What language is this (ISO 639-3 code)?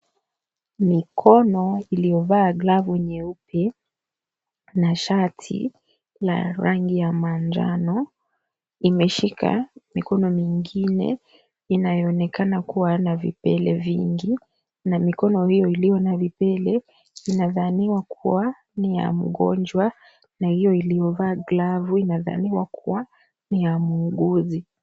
swa